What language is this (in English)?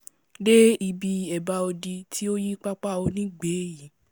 Yoruba